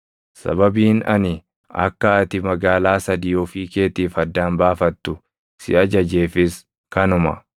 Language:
Oromo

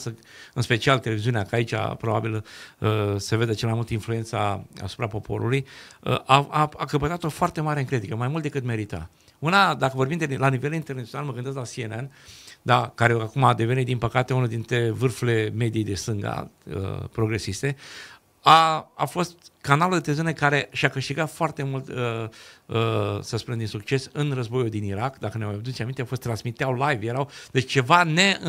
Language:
Romanian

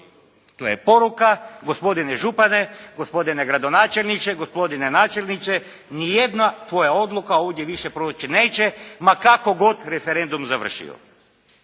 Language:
Croatian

